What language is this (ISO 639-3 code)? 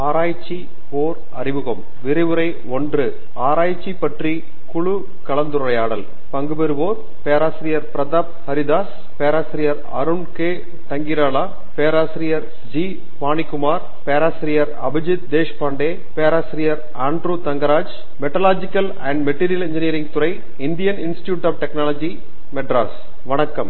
tam